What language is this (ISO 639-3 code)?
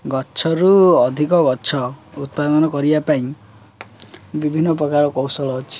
ori